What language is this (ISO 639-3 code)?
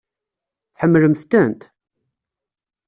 kab